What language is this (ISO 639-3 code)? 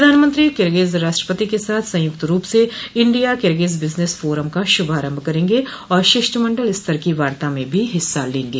hin